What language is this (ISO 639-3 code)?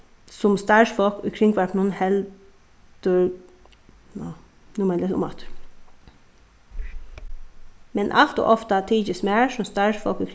fao